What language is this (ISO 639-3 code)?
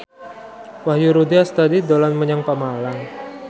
jav